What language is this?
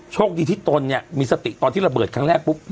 Thai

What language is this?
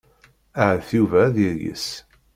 Kabyle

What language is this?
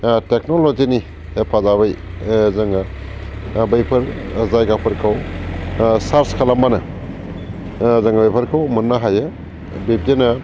Bodo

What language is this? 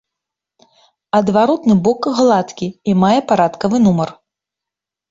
Belarusian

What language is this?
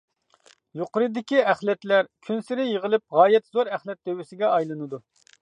Uyghur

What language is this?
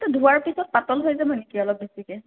Assamese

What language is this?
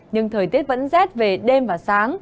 Vietnamese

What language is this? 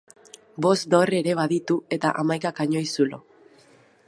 Basque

